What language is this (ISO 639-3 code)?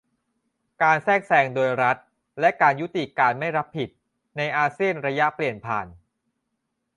tha